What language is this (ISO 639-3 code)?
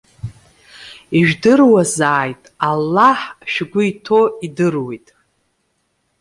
abk